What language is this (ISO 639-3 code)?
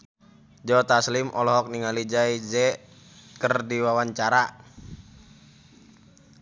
sun